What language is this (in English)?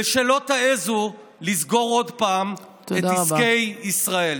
Hebrew